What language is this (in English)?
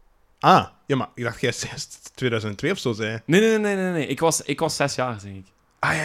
Dutch